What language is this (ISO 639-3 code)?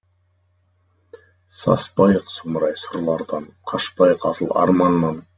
kaz